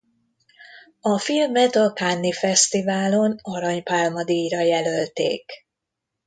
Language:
Hungarian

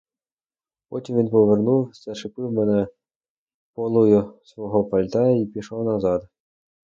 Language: Ukrainian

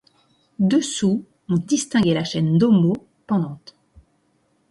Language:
French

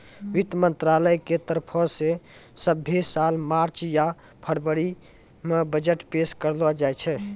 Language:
Maithili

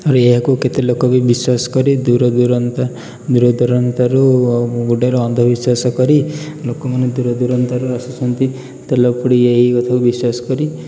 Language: Odia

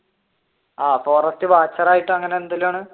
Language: Malayalam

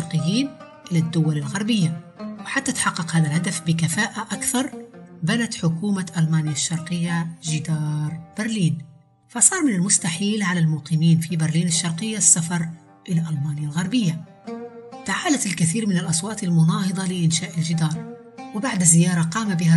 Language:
Arabic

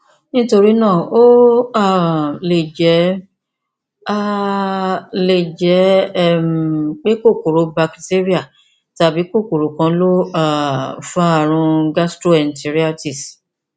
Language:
Yoruba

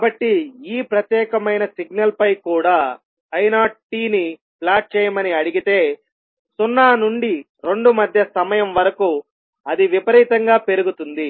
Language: Telugu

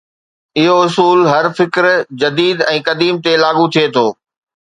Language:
Sindhi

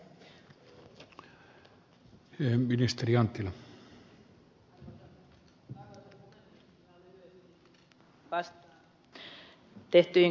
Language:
Finnish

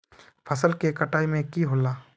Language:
Magahi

